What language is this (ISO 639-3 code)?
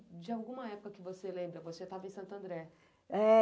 por